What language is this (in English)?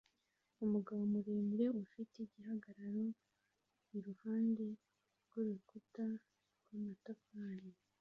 Kinyarwanda